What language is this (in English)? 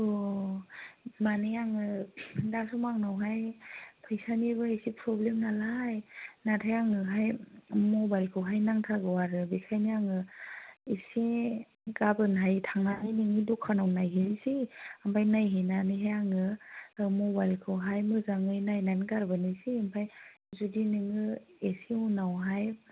Bodo